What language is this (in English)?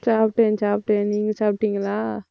Tamil